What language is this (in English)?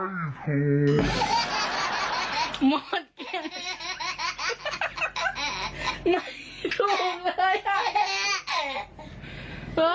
Thai